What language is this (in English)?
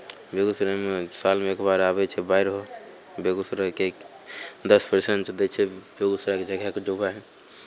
Maithili